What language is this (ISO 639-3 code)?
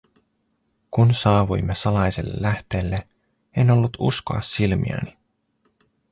fin